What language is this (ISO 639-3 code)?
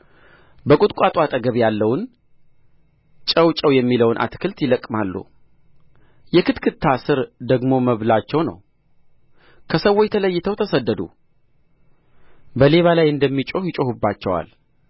amh